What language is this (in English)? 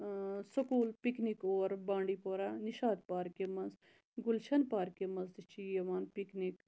Kashmiri